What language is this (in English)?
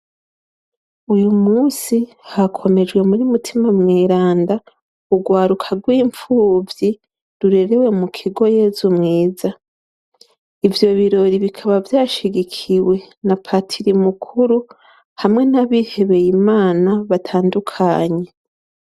Rundi